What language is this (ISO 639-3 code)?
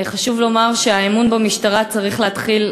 heb